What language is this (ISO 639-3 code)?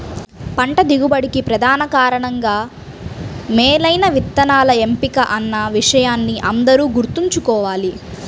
tel